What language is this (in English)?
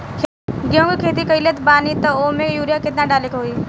Bhojpuri